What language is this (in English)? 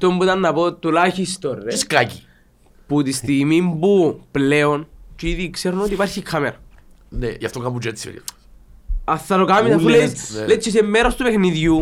Greek